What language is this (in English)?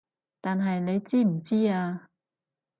Cantonese